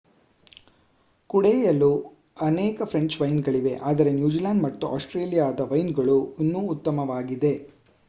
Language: Kannada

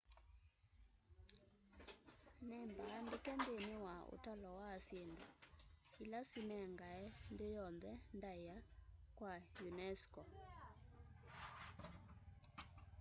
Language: Kamba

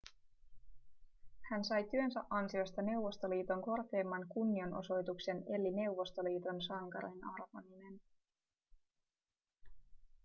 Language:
Finnish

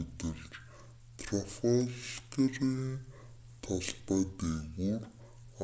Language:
Mongolian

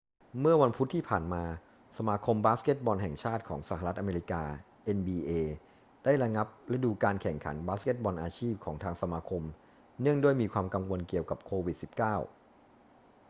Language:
Thai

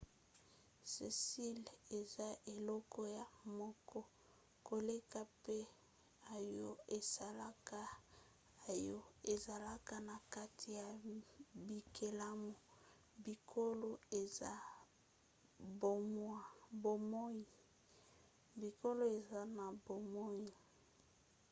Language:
Lingala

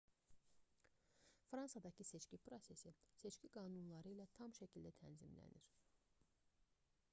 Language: Azerbaijani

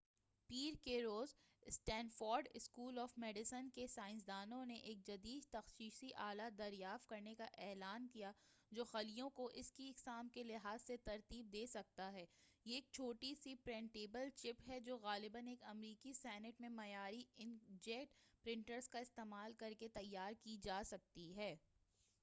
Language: Urdu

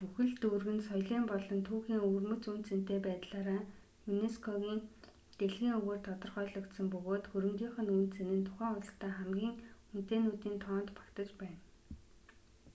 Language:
Mongolian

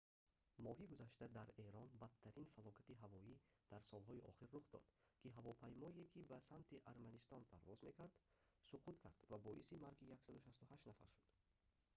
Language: Tajik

